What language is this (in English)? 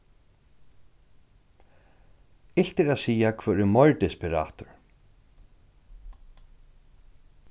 Faroese